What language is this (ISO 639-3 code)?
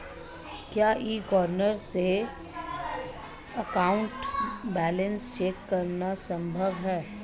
hin